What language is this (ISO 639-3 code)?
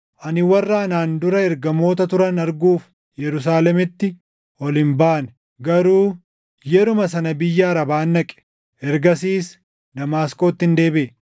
orm